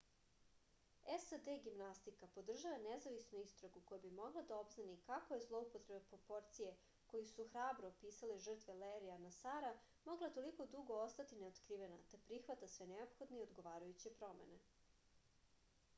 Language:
Serbian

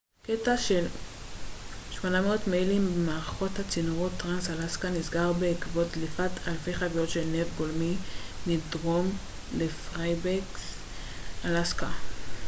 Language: Hebrew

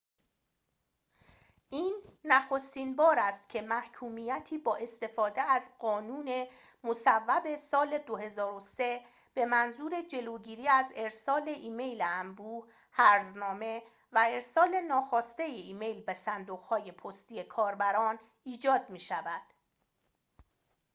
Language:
Persian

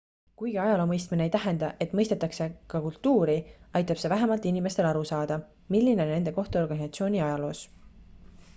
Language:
Estonian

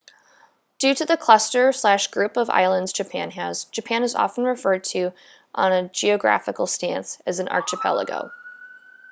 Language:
English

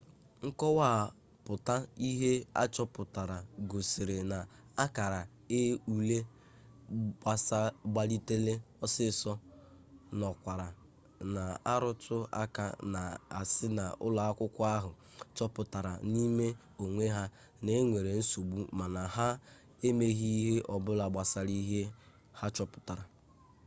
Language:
Igbo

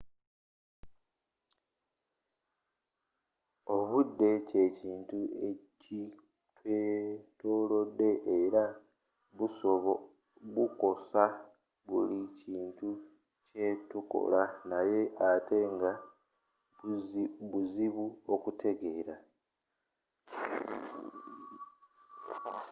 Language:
Ganda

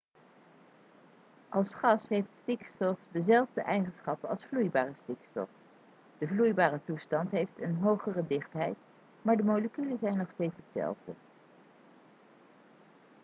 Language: Dutch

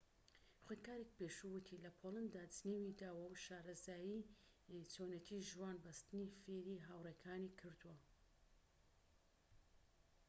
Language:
Central Kurdish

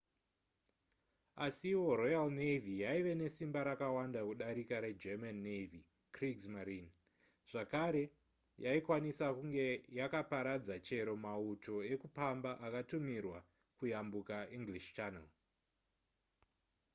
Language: Shona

